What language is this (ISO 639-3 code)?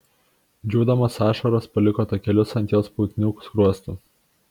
lit